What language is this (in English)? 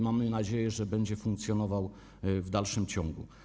Polish